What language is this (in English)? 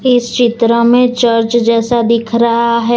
Hindi